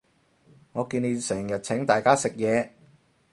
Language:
Cantonese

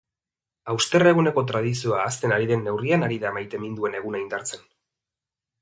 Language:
Basque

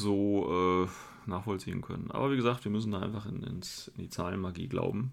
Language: German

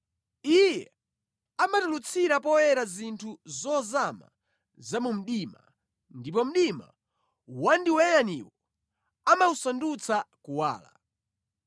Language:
Nyanja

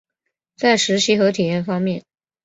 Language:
Chinese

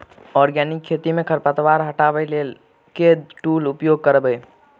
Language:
Maithili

